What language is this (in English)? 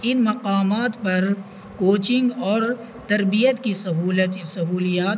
Urdu